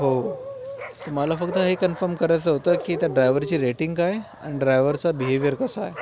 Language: Marathi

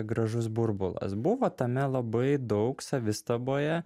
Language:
Lithuanian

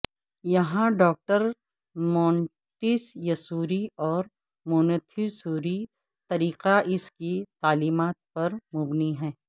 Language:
Urdu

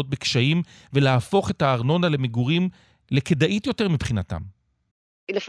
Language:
Hebrew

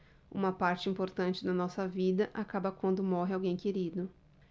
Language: Portuguese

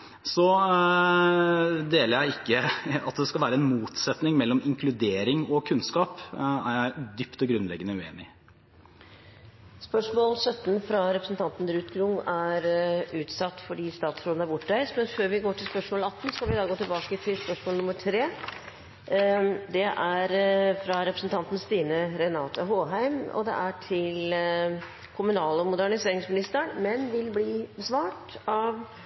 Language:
Norwegian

